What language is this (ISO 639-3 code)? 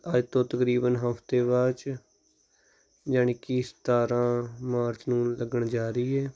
pan